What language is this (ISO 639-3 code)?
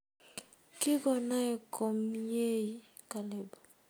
kln